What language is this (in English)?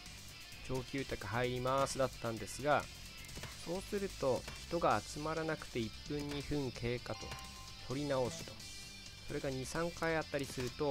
Japanese